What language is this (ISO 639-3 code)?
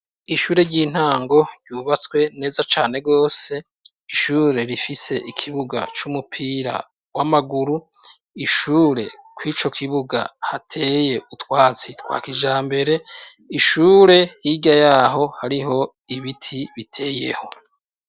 run